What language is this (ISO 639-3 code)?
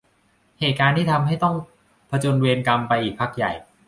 tha